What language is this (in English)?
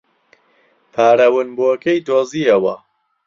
Central Kurdish